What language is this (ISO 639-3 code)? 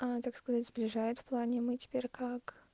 rus